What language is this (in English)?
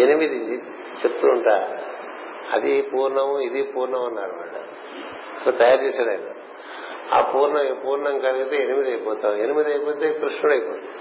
Telugu